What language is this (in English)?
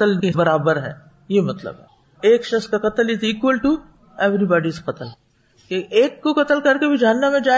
Urdu